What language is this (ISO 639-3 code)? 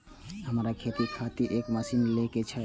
mai